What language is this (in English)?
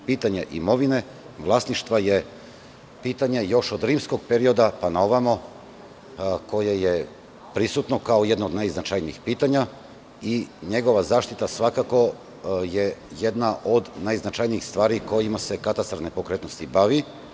Serbian